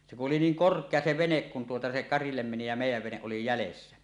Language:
Finnish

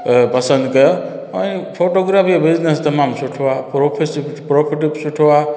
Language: Sindhi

